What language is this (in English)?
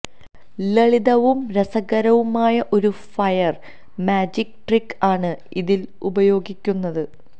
Malayalam